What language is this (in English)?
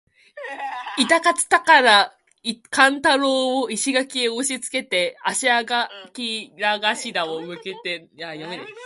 Japanese